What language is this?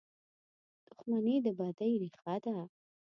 Pashto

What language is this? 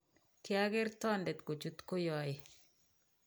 Kalenjin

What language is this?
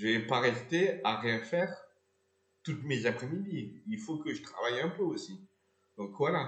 French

